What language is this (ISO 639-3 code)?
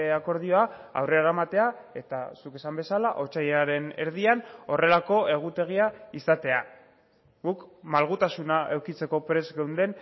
eus